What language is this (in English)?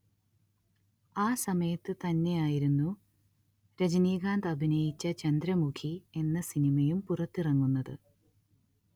Malayalam